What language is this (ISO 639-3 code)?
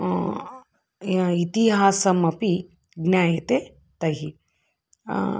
san